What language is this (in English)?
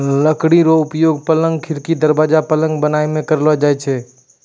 Maithili